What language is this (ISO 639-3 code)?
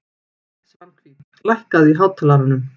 isl